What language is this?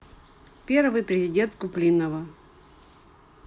Russian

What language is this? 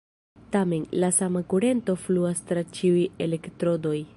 Esperanto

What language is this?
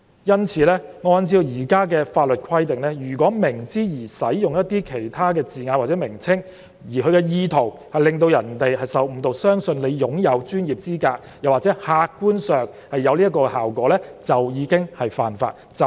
Cantonese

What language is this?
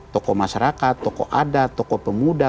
Indonesian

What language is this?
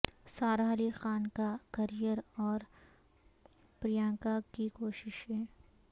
Urdu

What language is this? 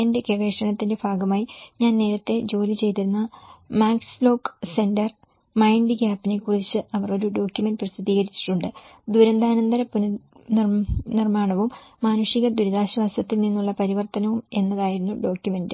Malayalam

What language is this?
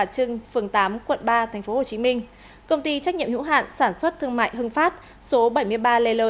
Vietnamese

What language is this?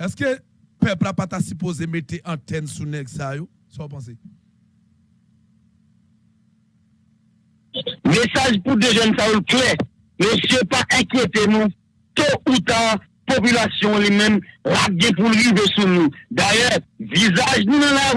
French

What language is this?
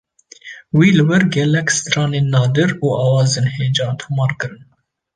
Kurdish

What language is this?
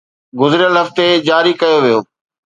Sindhi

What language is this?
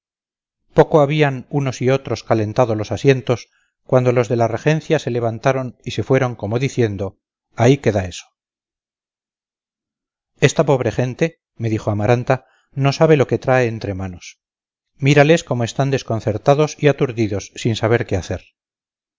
Spanish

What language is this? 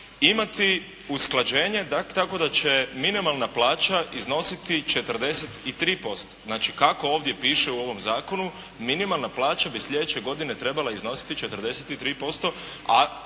Croatian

